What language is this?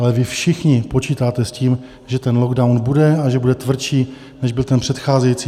Czech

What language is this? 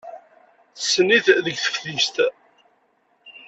Kabyle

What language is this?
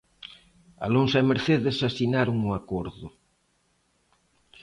Galician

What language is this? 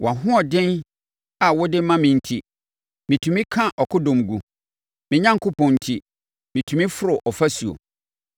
Akan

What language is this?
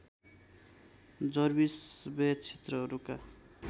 Nepali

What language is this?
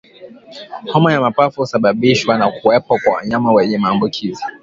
Swahili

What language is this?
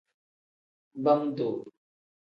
Tem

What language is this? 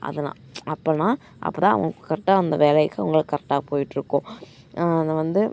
Tamil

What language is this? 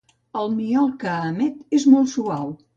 Catalan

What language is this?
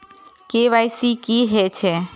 Maithili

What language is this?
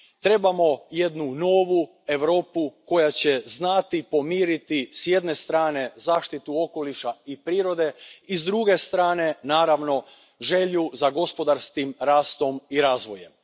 Croatian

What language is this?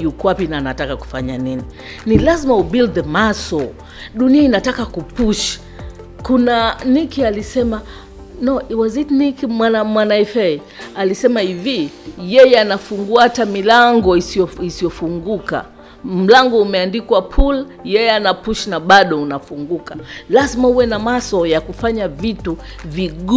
Swahili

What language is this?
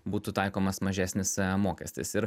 Lithuanian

